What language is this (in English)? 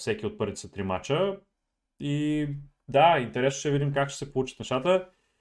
Bulgarian